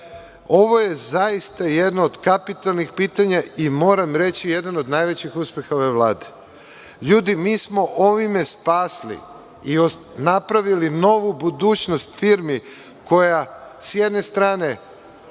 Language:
Serbian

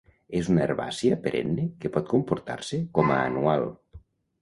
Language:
Catalan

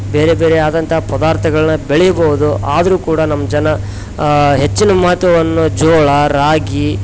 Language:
Kannada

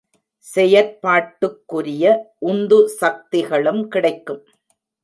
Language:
Tamil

